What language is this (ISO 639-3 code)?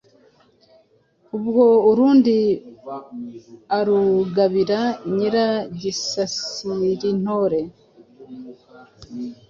kin